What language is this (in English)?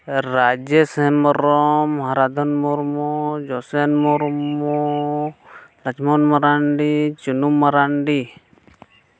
Santali